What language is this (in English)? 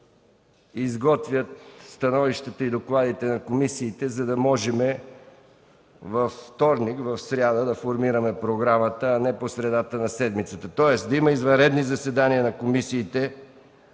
Bulgarian